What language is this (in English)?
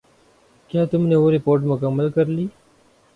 Urdu